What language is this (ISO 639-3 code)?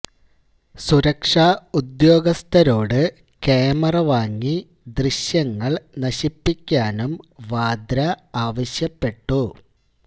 mal